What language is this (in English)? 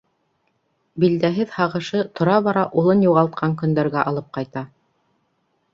Bashkir